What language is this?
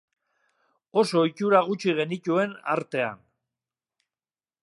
Basque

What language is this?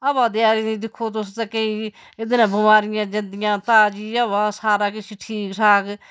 Dogri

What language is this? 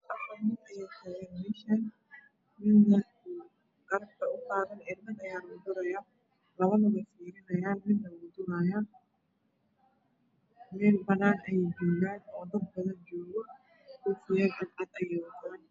Somali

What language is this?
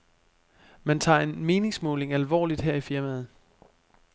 Danish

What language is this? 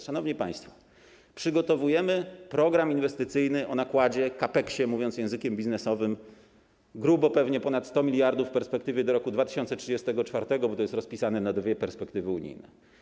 Polish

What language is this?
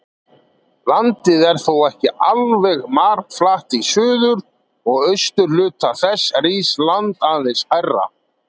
Icelandic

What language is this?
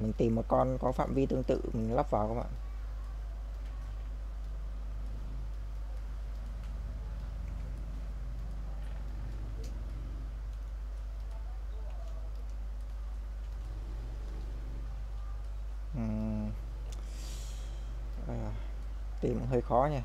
Vietnamese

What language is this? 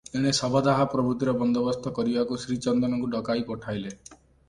Odia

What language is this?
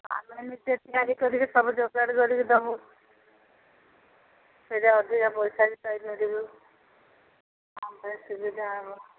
Odia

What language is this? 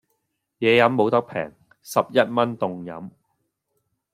Cantonese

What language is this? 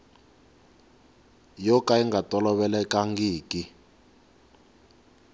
Tsonga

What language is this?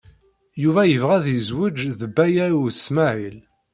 Kabyle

